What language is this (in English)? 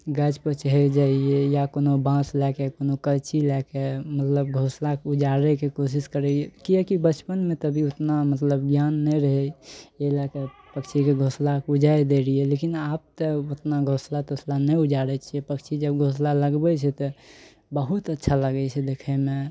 Maithili